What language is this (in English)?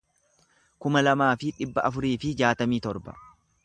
Oromo